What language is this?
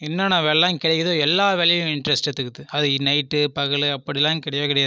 Tamil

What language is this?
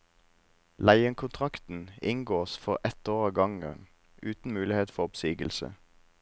Norwegian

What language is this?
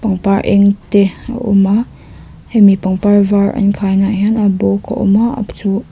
Mizo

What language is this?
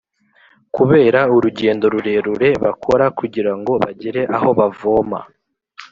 Kinyarwanda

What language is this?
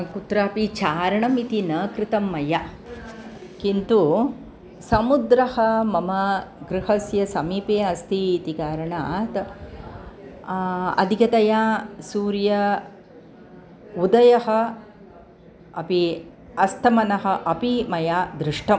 Sanskrit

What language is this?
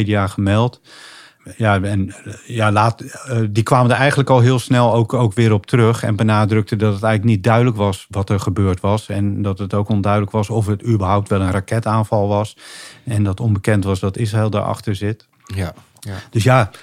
Dutch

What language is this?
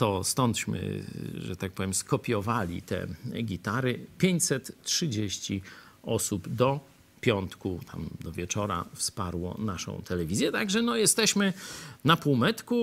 Polish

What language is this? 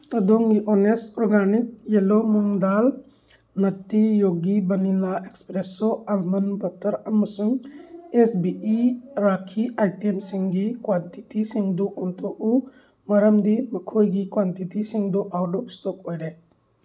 Manipuri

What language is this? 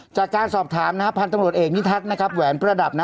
Thai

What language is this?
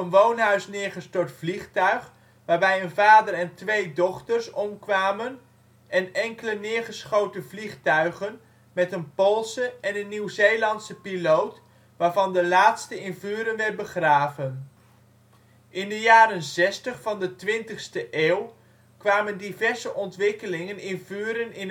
Dutch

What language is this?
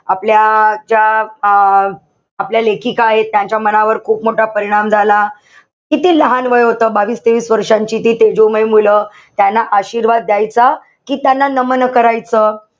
Marathi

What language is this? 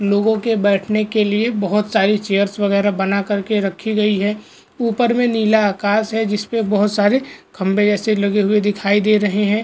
Hindi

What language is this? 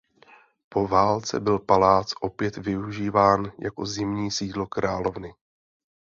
Czech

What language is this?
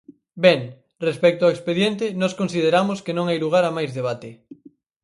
Galician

